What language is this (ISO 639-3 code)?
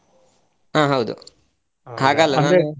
kan